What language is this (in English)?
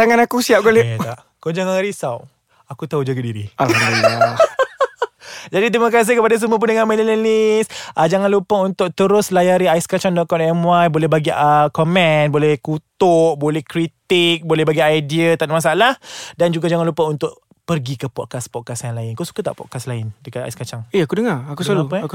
Malay